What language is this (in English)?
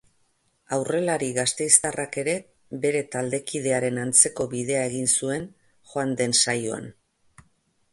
Basque